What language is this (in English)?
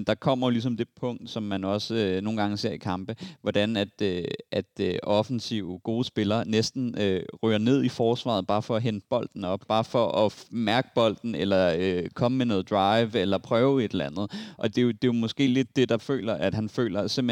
Danish